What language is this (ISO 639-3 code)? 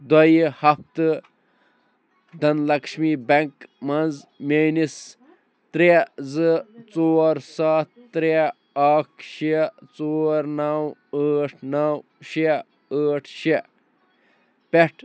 kas